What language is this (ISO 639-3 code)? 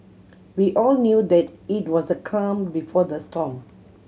eng